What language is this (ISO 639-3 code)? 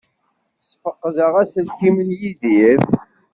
kab